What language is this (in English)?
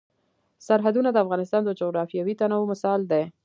Pashto